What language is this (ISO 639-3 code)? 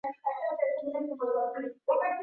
swa